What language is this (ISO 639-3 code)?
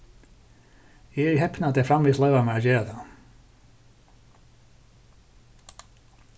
fao